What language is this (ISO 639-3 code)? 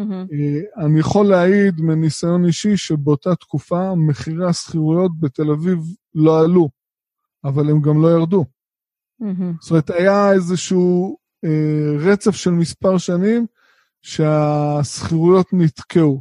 heb